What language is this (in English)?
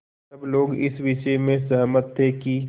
Hindi